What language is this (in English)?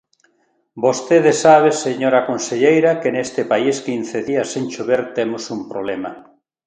Galician